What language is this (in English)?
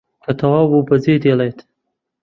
Central Kurdish